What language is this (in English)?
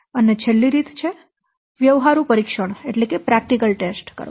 Gujarati